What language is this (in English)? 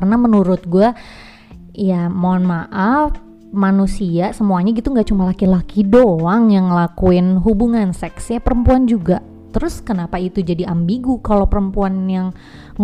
Indonesian